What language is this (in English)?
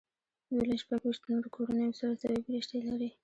Pashto